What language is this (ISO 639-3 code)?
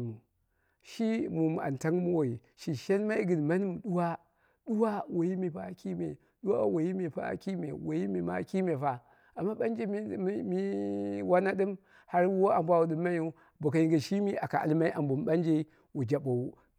kna